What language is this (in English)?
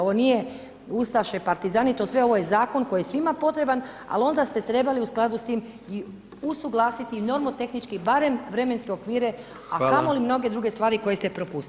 Croatian